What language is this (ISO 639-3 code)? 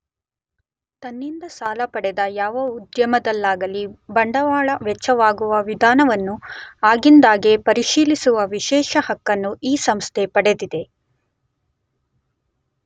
kan